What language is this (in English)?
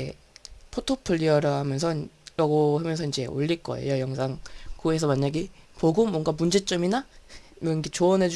Korean